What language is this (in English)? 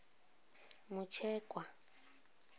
Venda